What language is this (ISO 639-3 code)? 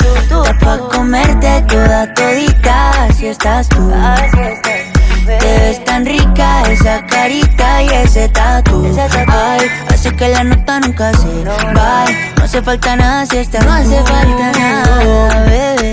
spa